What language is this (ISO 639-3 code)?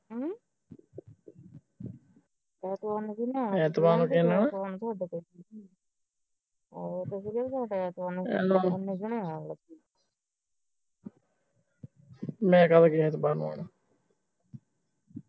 pan